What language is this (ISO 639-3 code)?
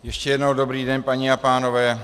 ces